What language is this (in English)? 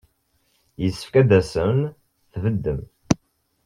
Kabyle